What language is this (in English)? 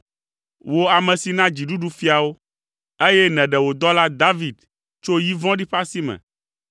Ewe